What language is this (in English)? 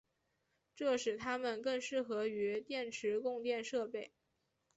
Chinese